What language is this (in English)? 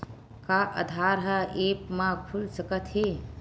Chhattisgarhi